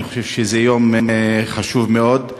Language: Hebrew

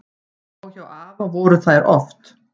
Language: Icelandic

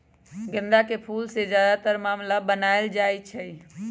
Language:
Magahi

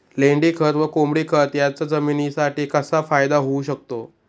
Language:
Marathi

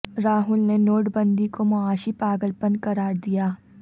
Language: Urdu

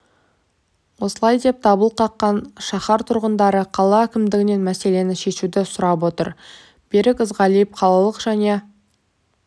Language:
Kazakh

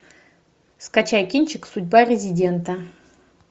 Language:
Russian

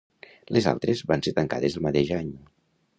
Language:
Catalan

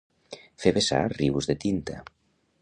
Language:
Catalan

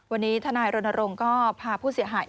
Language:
Thai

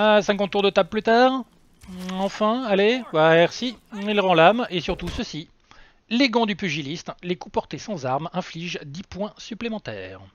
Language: French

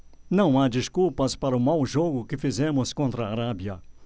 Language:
Portuguese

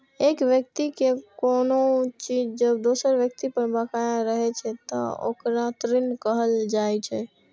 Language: Maithili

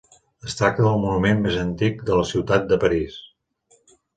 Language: Catalan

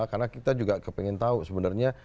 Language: Indonesian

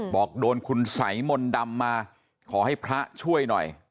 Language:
Thai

